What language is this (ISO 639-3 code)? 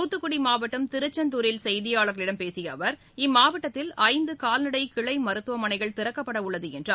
tam